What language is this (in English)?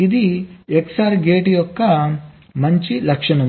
Telugu